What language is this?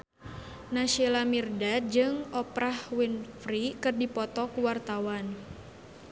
Sundanese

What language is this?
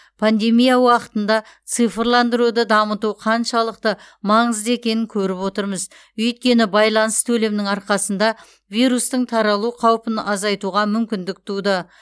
Kazakh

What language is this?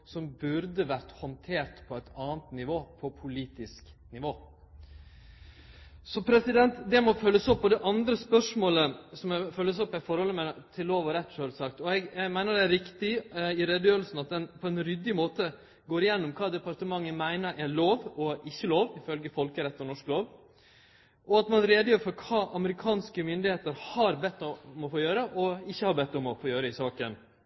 Norwegian Nynorsk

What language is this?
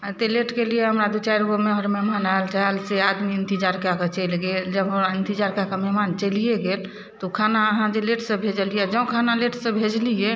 Maithili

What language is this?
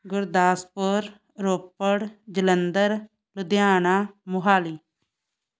Punjabi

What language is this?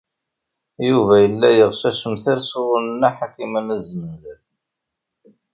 Kabyle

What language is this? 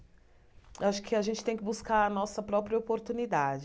Portuguese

